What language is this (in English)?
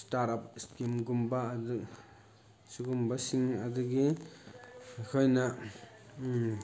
Manipuri